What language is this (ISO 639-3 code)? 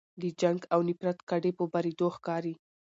pus